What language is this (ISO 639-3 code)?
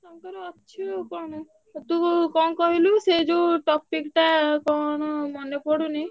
ori